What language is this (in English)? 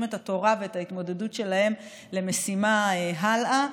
Hebrew